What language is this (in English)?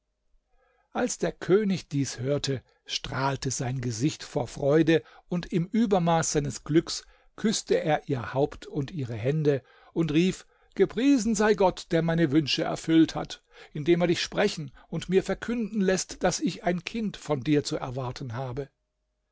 German